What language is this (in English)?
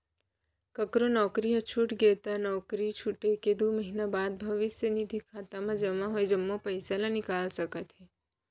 Chhattisgarhi